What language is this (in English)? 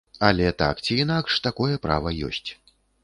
Belarusian